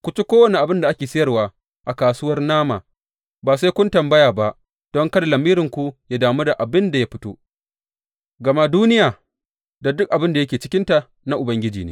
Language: Hausa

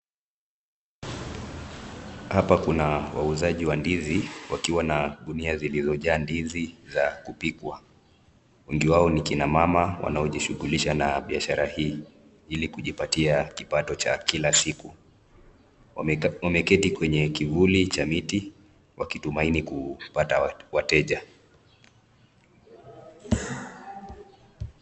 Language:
Swahili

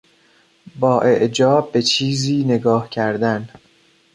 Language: Persian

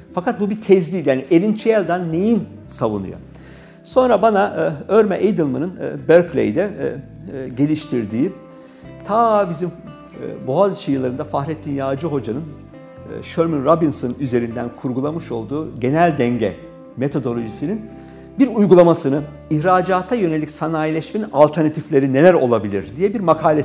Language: Turkish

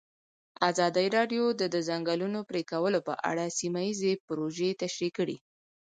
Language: Pashto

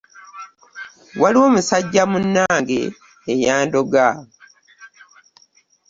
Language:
Ganda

